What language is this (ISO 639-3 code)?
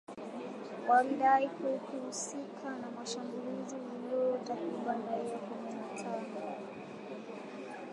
swa